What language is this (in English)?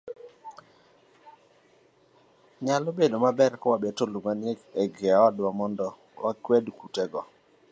Luo (Kenya and Tanzania)